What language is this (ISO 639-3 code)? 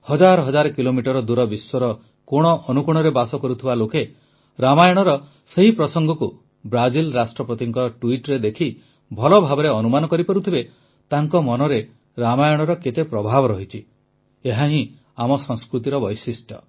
ori